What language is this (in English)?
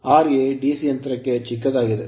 Kannada